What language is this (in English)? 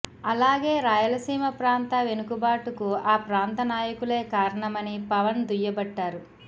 Telugu